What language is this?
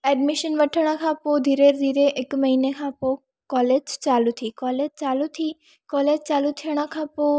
Sindhi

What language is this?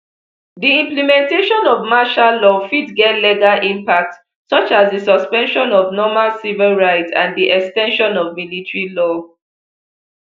Nigerian Pidgin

